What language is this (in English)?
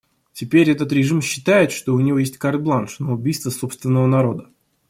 Russian